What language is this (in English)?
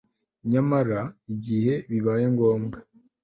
Kinyarwanda